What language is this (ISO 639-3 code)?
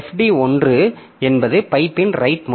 tam